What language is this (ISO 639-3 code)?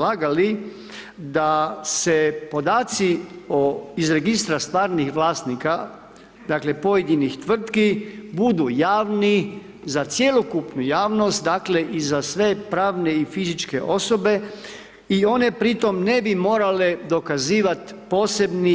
hrv